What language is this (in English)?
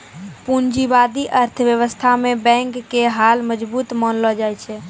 Maithili